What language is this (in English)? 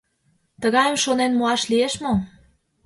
Mari